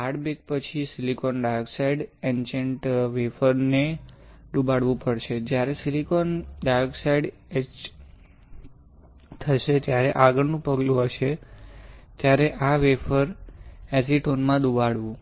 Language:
Gujarati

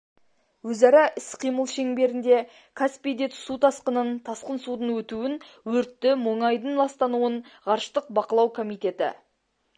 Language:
Kazakh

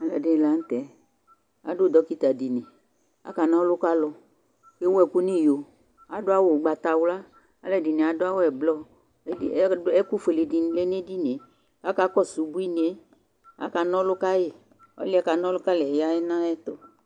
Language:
Ikposo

